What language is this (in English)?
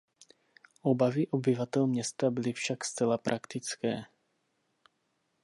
Czech